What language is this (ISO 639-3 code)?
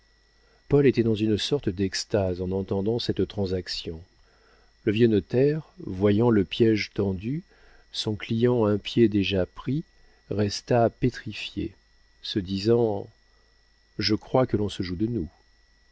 fra